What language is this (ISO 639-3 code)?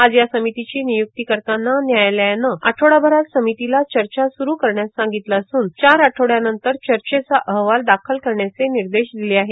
mar